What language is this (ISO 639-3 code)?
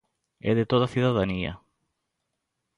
glg